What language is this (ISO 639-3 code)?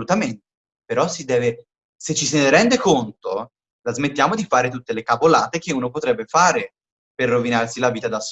ita